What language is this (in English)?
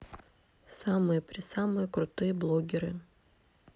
Russian